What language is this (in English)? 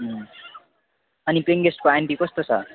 Nepali